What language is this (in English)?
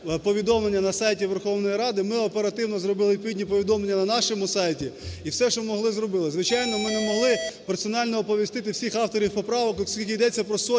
Ukrainian